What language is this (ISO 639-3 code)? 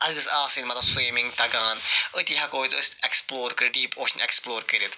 kas